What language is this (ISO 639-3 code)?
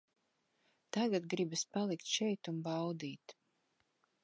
lav